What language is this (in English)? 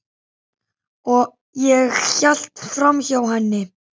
Icelandic